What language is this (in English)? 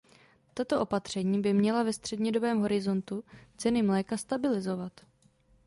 Czech